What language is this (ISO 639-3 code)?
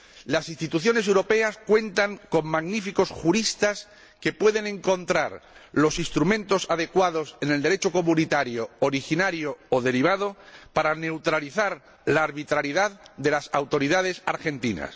spa